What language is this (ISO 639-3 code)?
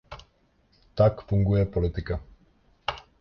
ces